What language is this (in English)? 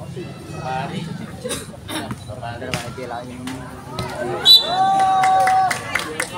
Indonesian